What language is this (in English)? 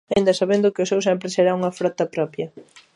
Galician